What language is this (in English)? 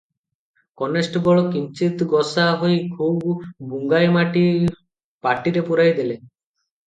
Odia